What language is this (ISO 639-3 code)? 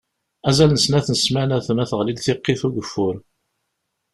kab